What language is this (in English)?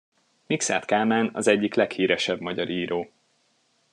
Hungarian